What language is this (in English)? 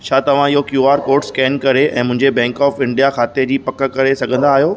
Sindhi